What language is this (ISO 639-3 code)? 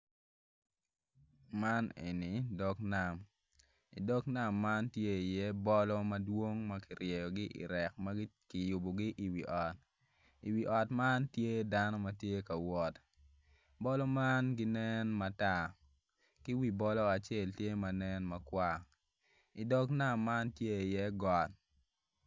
ach